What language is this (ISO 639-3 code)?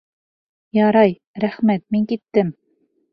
bak